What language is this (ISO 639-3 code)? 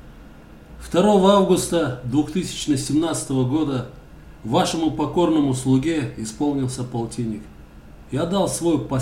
rus